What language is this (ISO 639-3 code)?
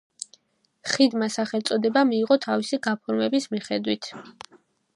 kat